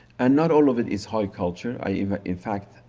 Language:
English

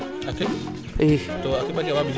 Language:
Serer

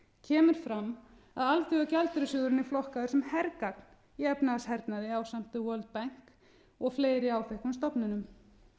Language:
Icelandic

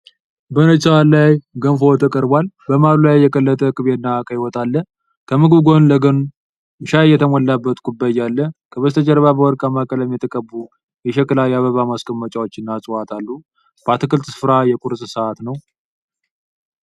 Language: Amharic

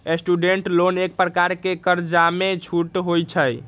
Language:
Magahi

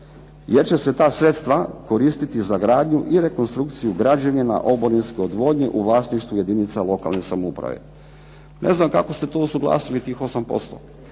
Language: Croatian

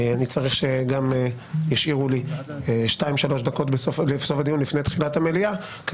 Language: Hebrew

